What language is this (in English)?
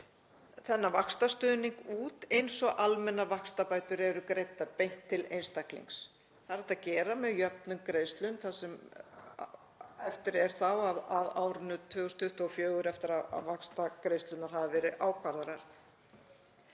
Icelandic